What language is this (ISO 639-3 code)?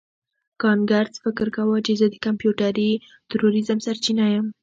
pus